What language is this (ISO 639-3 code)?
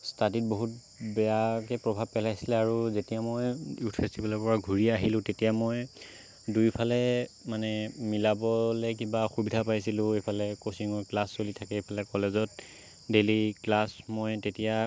asm